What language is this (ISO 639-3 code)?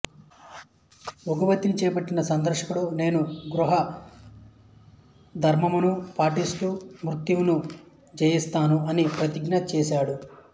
tel